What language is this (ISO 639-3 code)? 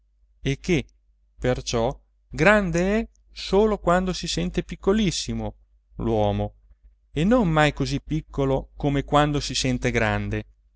ita